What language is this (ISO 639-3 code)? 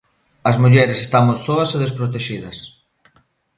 glg